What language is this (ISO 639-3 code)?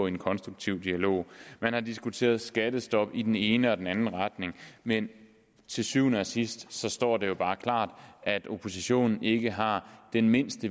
dan